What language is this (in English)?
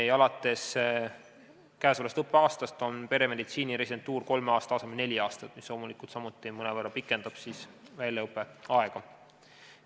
Estonian